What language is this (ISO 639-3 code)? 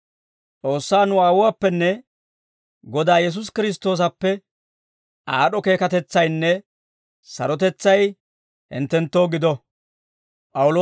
dwr